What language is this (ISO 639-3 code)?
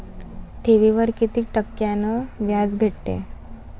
mar